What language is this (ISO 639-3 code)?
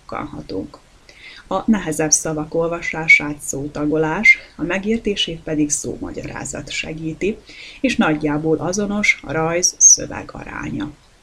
hun